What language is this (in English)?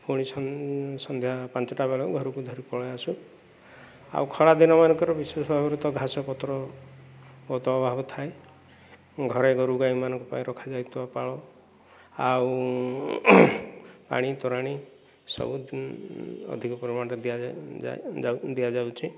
Odia